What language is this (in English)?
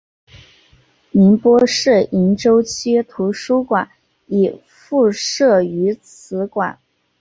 Chinese